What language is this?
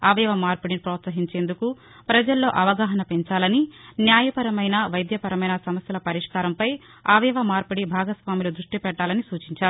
Telugu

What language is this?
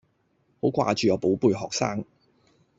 Cantonese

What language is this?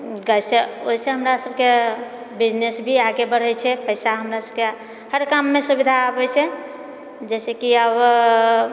Maithili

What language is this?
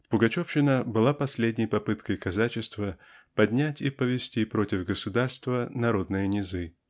Russian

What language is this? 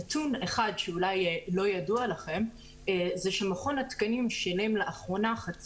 Hebrew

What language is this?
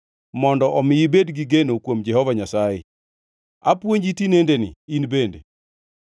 Luo (Kenya and Tanzania)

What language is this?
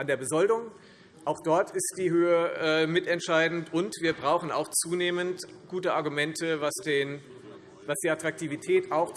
German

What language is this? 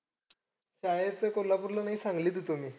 Marathi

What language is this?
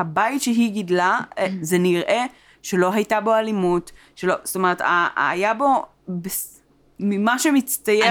Hebrew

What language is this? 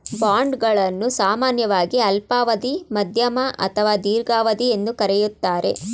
Kannada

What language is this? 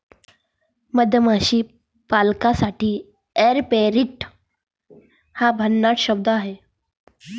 Marathi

